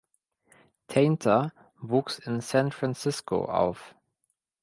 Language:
German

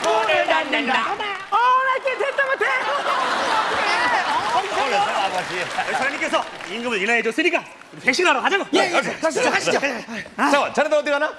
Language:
Korean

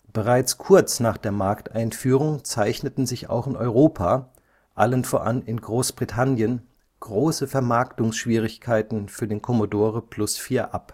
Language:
German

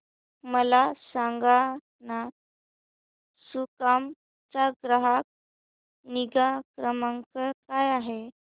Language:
Marathi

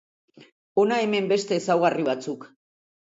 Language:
Basque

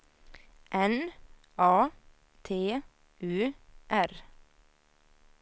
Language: Swedish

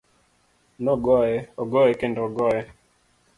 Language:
Luo (Kenya and Tanzania)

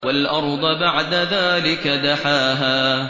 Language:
Arabic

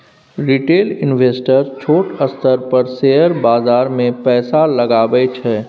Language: Maithili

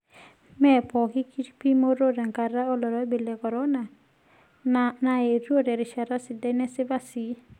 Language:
Masai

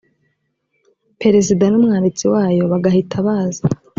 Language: Kinyarwanda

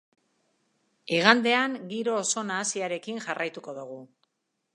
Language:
Basque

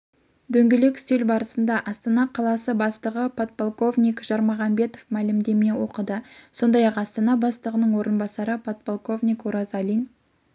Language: Kazakh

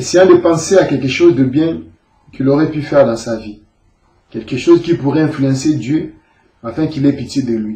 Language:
French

